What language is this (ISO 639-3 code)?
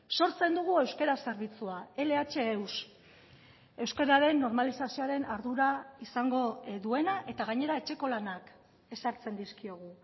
eus